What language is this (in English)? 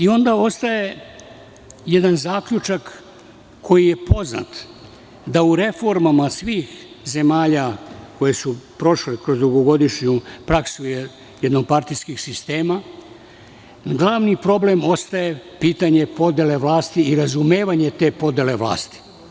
Serbian